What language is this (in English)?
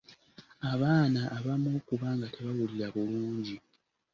Ganda